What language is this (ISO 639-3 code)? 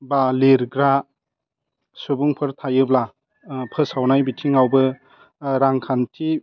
brx